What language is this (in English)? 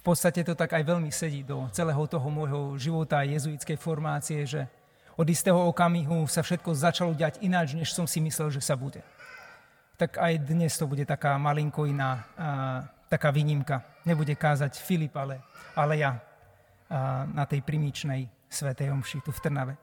Slovak